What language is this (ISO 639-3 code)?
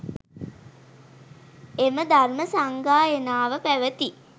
sin